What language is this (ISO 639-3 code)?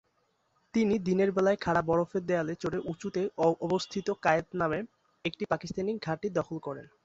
ben